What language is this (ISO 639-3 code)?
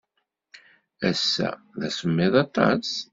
kab